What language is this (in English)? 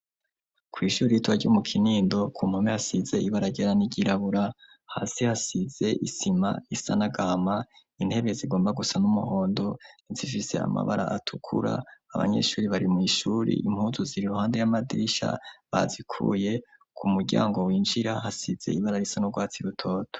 Rundi